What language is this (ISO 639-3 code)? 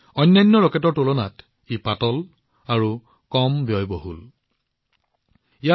asm